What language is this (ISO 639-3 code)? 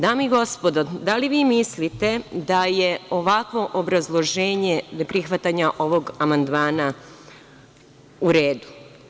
srp